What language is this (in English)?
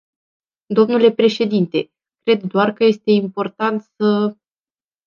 Romanian